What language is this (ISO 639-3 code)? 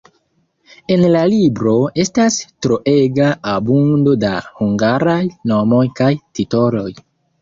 epo